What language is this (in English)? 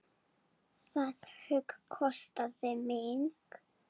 Icelandic